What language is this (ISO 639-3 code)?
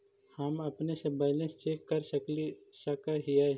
mag